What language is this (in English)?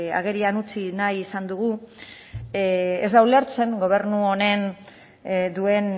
Basque